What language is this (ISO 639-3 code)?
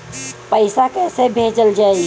bho